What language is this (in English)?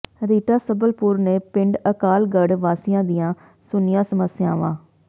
Punjabi